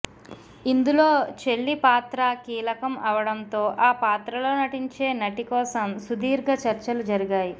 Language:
Telugu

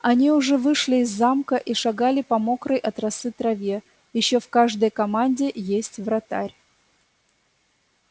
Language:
Russian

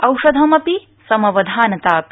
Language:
Sanskrit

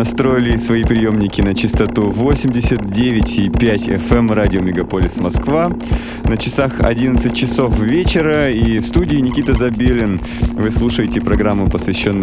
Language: Russian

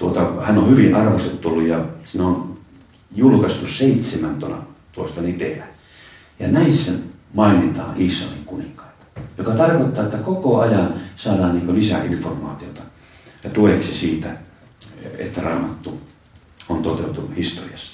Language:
Finnish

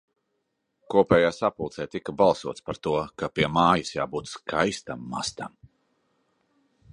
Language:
Latvian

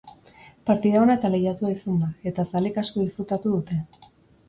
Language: Basque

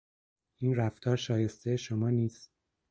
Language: Persian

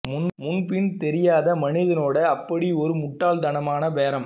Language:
Tamil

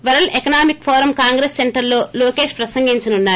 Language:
Telugu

